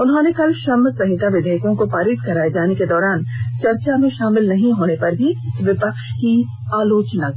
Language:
Hindi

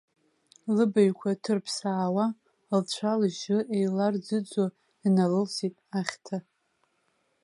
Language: Abkhazian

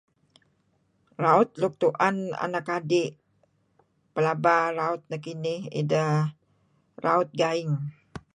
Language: Kelabit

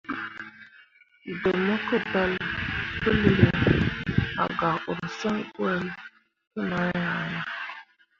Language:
Mundang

